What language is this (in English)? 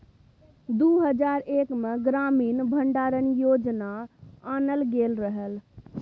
Maithili